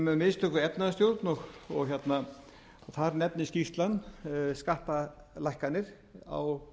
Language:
Icelandic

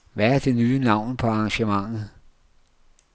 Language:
Danish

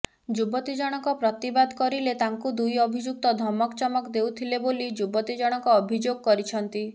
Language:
Odia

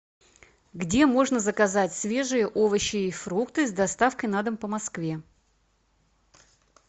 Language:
Russian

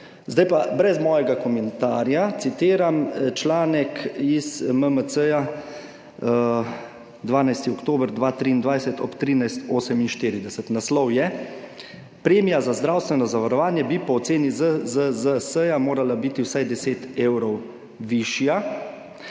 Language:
Slovenian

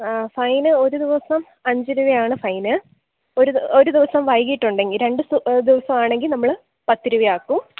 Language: Malayalam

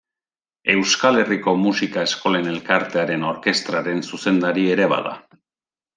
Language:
Basque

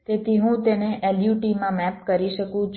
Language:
Gujarati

